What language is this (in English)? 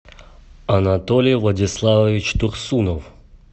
Russian